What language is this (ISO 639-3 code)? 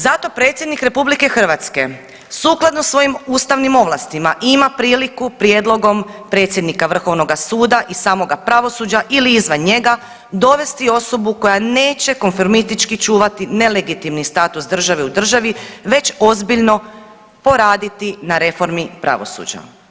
hrv